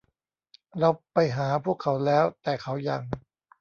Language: Thai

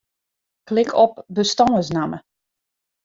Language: Western Frisian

